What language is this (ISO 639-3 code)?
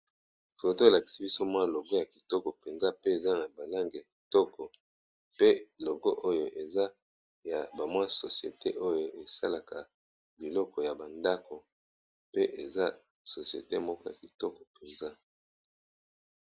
lin